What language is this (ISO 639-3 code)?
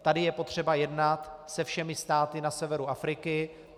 ces